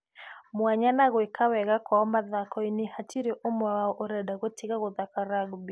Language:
Kikuyu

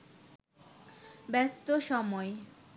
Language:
Bangla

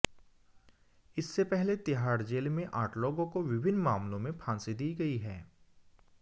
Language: Hindi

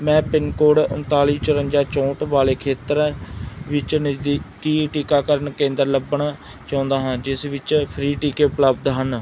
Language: Punjabi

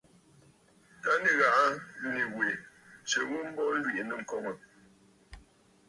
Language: Bafut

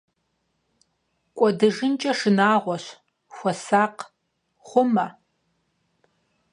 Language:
Kabardian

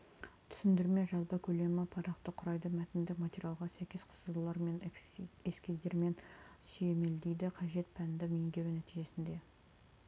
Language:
Kazakh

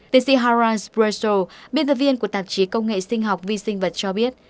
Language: Vietnamese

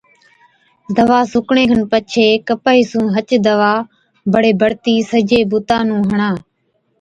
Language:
Od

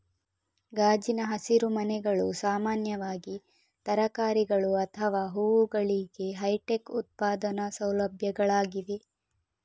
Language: Kannada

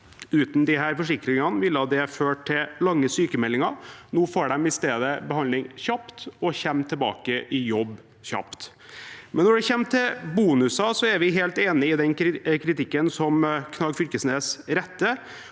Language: Norwegian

